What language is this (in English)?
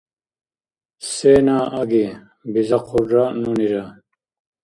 Dargwa